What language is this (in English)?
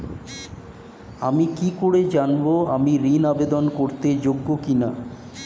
Bangla